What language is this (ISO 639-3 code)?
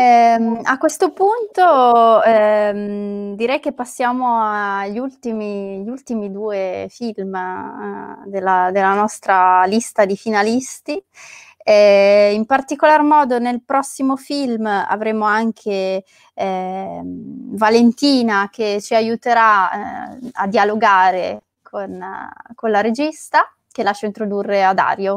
ita